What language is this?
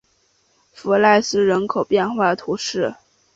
Chinese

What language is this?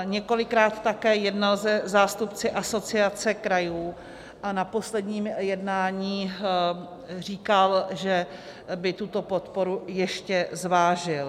Czech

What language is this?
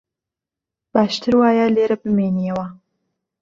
Central Kurdish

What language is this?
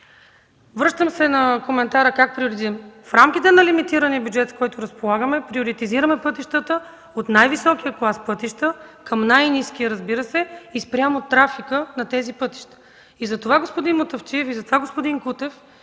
Bulgarian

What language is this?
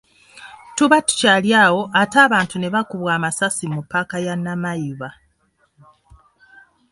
Ganda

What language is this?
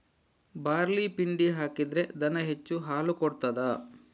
Kannada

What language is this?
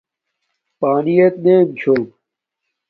Domaaki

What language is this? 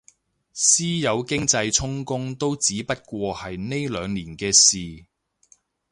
Cantonese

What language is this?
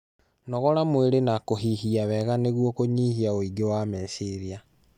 Kikuyu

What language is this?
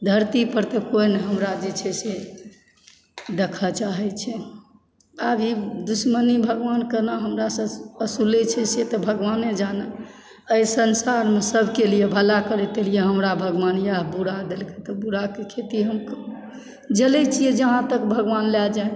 Maithili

